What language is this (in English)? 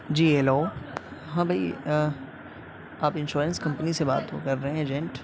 Urdu